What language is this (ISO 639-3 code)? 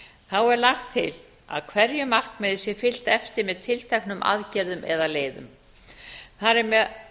isl